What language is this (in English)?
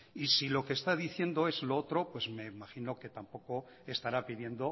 Spanish